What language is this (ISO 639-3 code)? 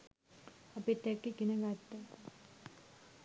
sin